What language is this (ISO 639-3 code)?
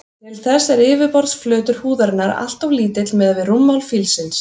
isl